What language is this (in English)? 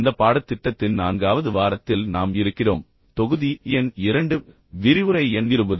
Tamil